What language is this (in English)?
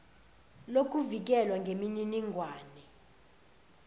Zulu